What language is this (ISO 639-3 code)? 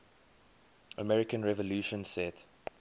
eng